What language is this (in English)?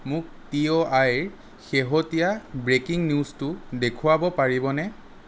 Assamese